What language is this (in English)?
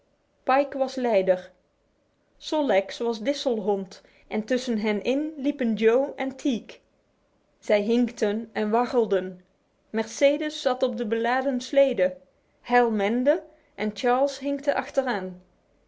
Dutch